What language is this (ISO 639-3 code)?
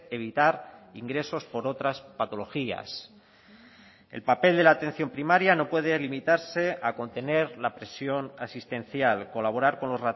spa